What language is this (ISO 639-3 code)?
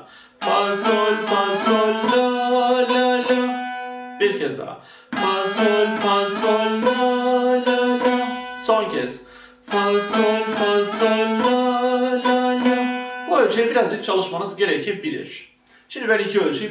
tur